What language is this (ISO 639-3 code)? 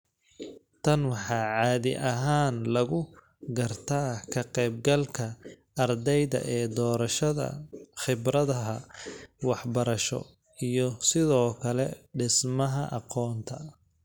som